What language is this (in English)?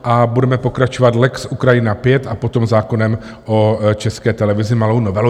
Czech